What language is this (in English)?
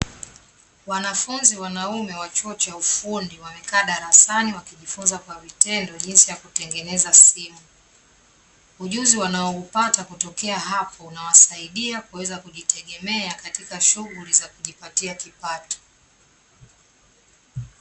Swahili